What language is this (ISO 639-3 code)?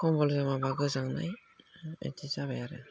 brx